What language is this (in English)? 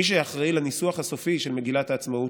Hebrew